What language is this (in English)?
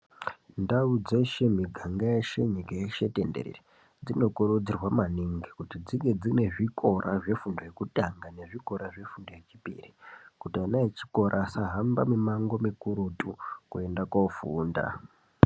Ndau